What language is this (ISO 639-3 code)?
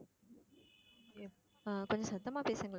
tam